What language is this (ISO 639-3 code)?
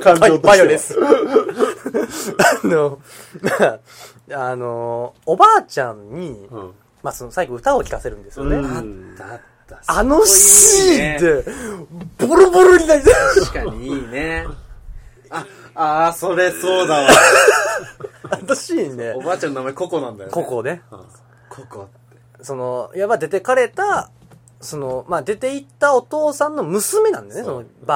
jpn